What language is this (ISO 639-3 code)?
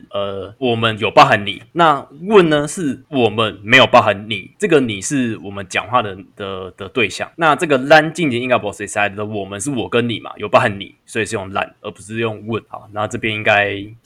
zho